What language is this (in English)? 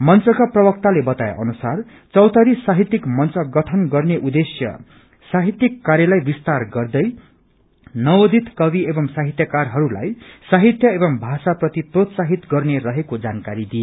Nepali